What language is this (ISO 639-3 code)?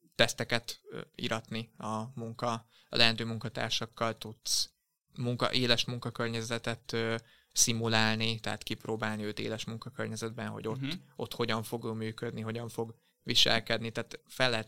hun